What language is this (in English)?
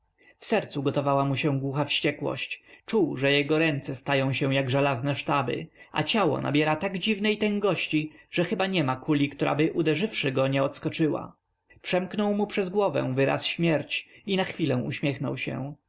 Polish